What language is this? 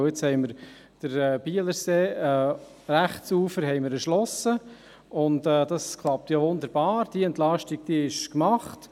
Swiss German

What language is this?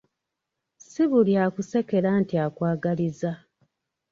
Ganda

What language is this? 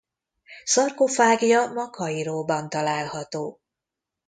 Hungarian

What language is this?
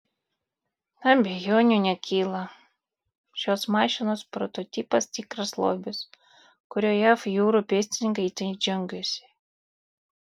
Lithuanian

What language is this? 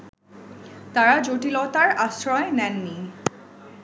Bangla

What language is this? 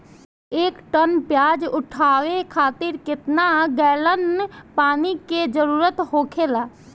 Bhojpuri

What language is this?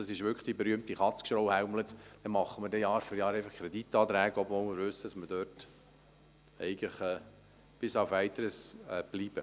Swiss German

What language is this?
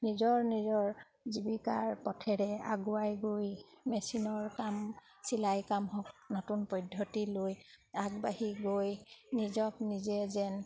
Assamese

